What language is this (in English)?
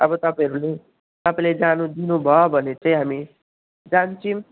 Nepali